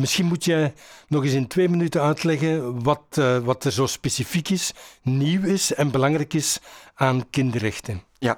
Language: Dutch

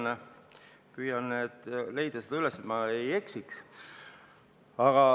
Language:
Estonian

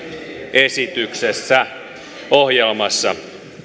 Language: Finnish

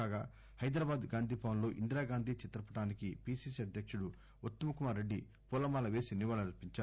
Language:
Telugu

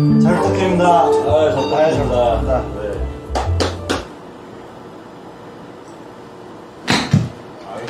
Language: Korean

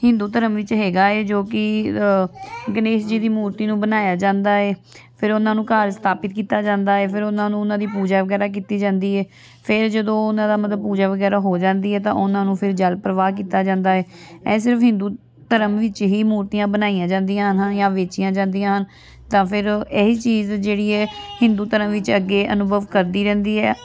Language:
Punjabi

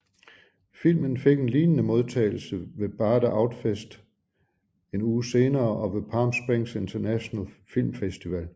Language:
Danish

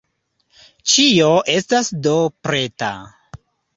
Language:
Esperanto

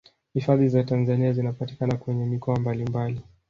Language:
Swahili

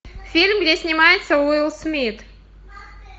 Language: Russian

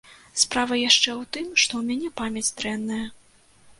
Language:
Belarusian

